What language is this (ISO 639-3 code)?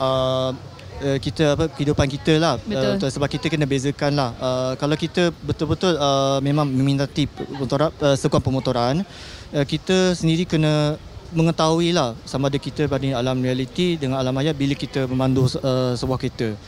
msa